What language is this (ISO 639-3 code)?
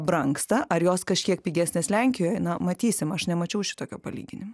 lit